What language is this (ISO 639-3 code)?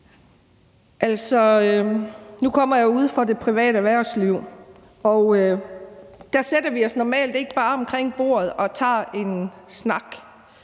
dan